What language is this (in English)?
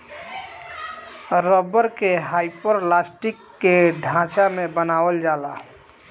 Bhojpuri